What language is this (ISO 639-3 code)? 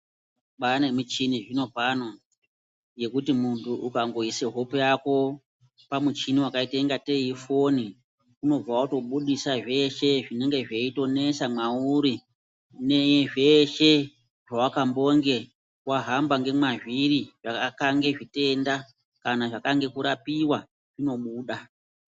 ndc